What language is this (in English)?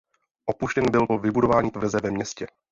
Czech